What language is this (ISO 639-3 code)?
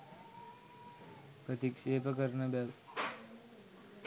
sin